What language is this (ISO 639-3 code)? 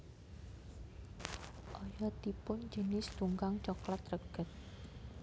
jav